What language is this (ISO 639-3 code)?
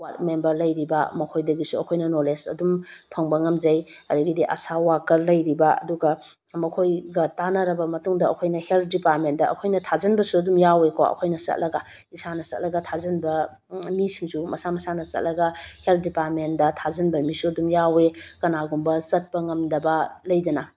mni